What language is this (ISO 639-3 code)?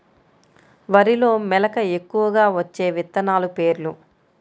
tel